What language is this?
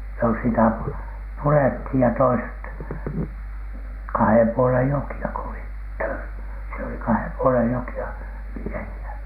Finnish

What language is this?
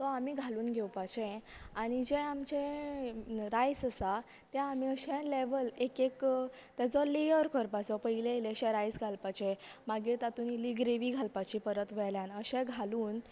Konkani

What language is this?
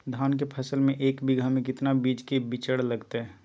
Magahi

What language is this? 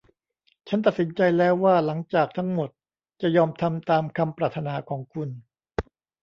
Thai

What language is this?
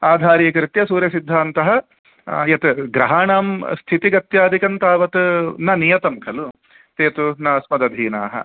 Sanskrit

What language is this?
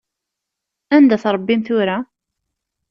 Kabyle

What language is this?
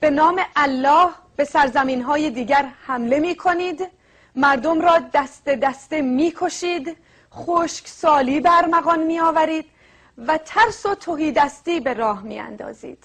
Persian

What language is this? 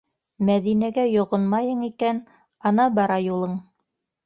Bashkir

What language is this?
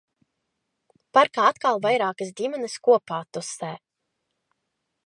Latvian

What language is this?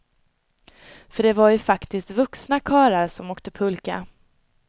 Swedish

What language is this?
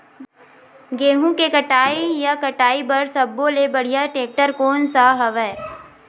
Chhattisgarhi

